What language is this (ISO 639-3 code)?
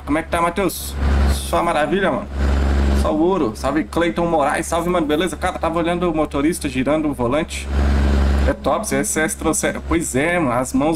por